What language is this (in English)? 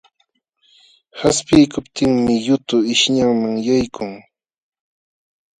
Jauja Wanca Quechua